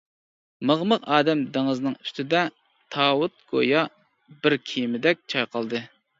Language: Uyghur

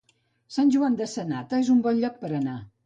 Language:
Catalan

